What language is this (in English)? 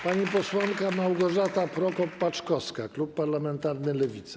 Polish